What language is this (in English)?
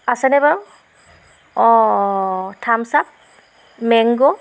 Assamese